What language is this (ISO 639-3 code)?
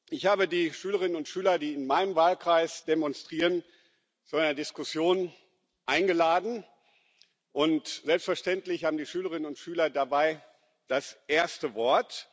deu